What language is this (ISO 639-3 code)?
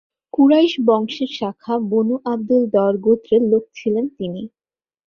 ben